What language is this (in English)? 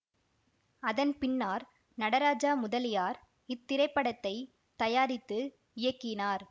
Tamil